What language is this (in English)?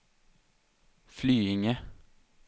Swedish